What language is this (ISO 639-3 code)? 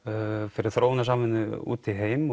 isl